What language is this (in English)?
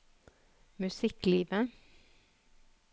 Norwegian